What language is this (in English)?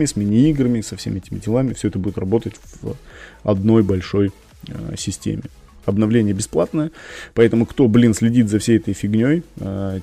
Russian